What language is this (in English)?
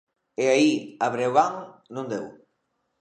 Galician